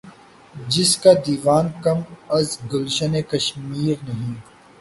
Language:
Urdu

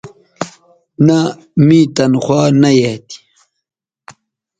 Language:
Bateri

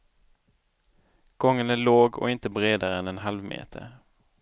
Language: Swedish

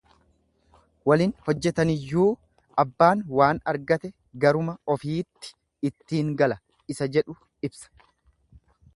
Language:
Oromo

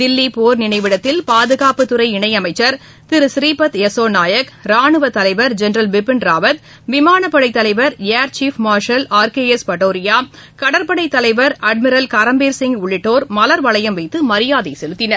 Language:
Tamil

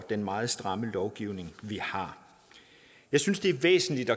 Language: Danish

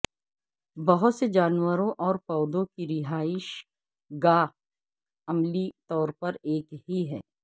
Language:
Urdu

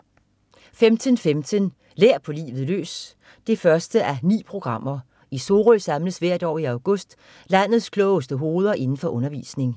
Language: Danish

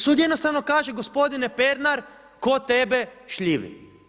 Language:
Croatian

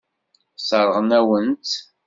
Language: Kabyle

